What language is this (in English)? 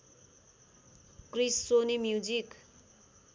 Nepali